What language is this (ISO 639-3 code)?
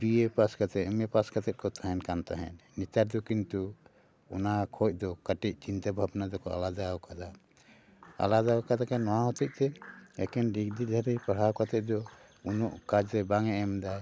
sat